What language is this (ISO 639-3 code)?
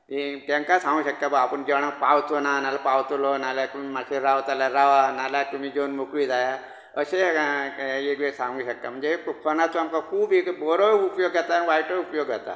kok